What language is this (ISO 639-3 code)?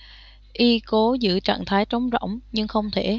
vie